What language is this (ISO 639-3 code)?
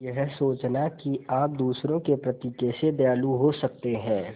hin